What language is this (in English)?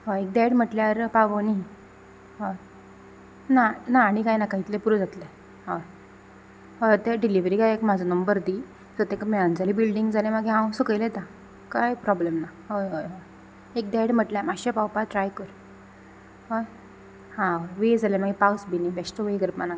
Konkani